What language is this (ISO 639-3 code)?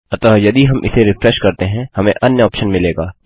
hin